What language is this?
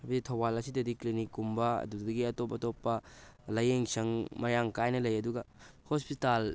Manipuri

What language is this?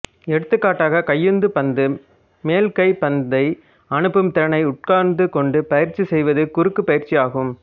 Tamil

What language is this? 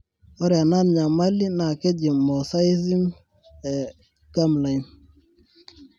Masai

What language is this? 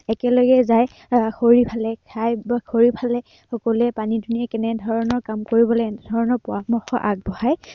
Assamese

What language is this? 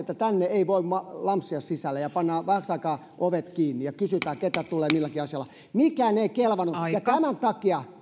Finnish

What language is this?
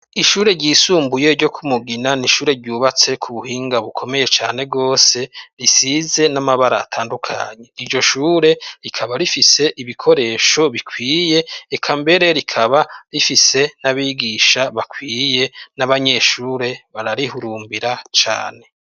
Rundi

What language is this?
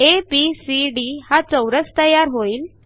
Marathi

